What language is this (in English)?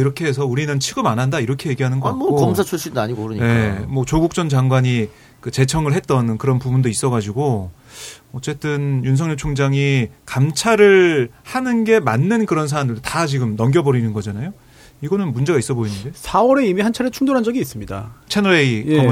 Korean